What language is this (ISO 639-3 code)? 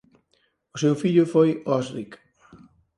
glg